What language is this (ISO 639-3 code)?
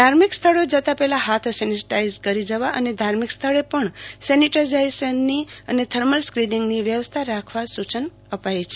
guj